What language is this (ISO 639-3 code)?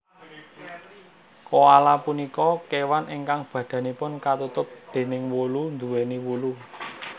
jav